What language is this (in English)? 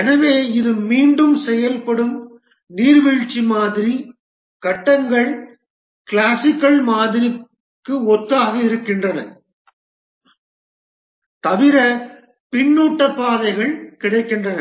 Tamil